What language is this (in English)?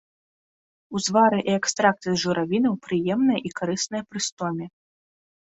Belarusian